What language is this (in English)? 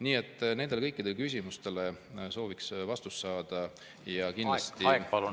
Estonian